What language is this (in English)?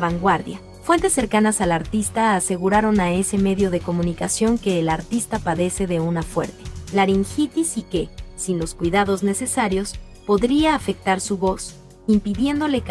Spanish